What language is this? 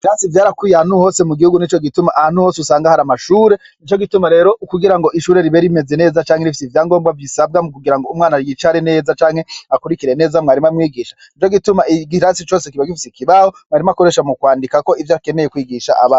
Rundi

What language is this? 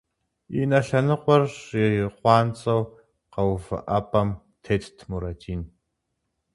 Kabardian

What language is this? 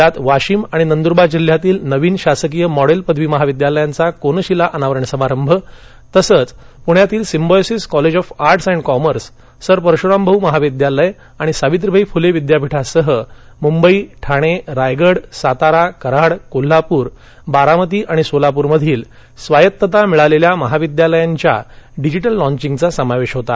Marathi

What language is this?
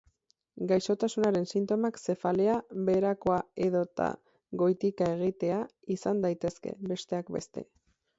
Basque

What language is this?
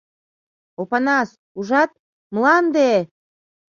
Mari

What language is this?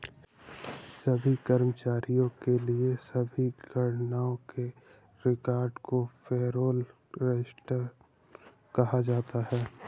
Hindi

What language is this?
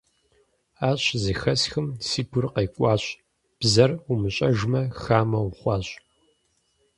Kabardian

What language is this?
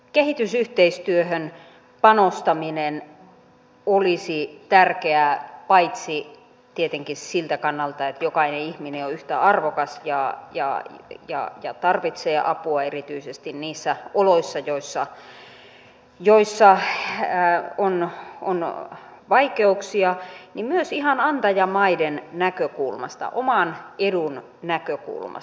Finnish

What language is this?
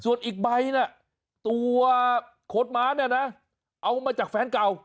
Thai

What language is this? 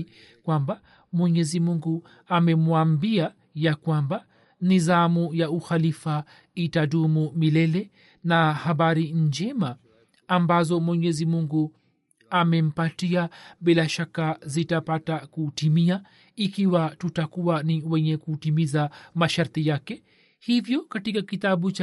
Swahili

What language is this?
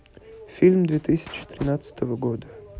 Russian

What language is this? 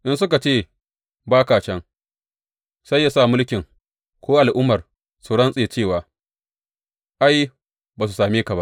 Hausa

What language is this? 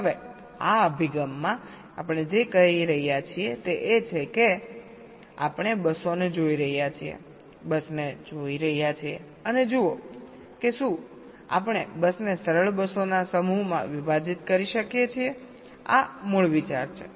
Gujarati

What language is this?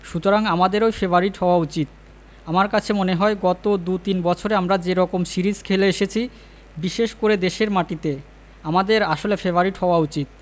Bangla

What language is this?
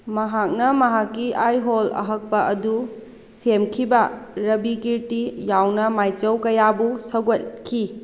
Manipuri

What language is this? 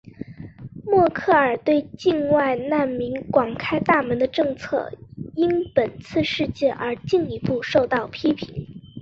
Chinese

